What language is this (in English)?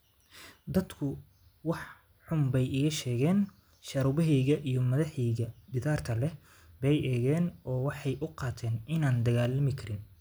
Somali